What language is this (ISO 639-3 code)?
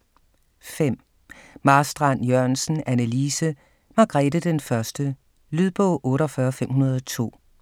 dan